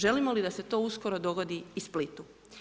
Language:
Croatian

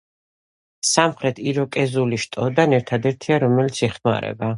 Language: Georgian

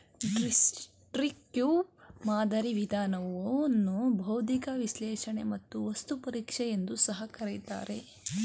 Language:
Kannada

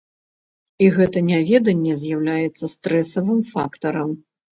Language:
Belarusian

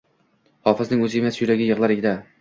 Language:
Uzbek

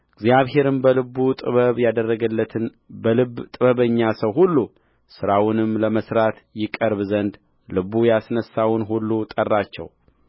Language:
Amharic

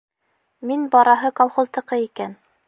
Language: Bashkir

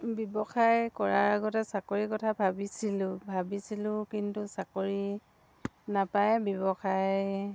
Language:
Assamese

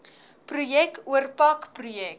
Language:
Afrikaans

